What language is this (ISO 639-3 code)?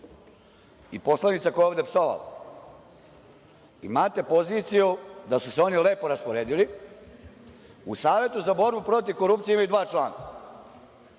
srp